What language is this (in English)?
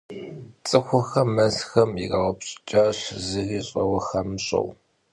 Kabardian